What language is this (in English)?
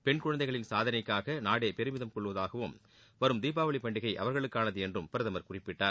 Tamil